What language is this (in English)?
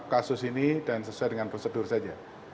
Indonesian